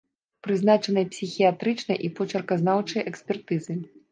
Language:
Belarusian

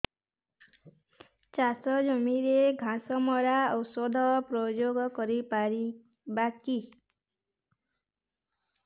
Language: Odia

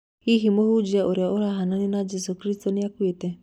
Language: Kikuyu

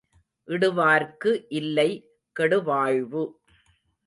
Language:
Tamil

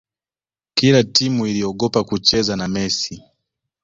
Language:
Swahili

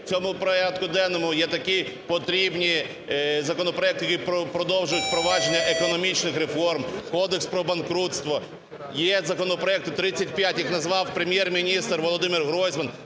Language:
Ukrainian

